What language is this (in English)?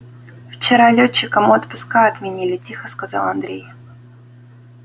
Russian